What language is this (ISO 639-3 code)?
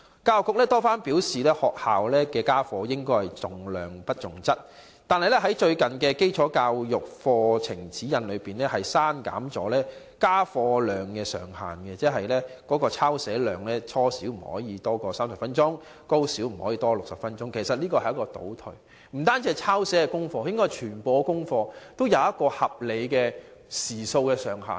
yue